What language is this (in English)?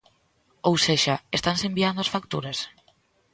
Galician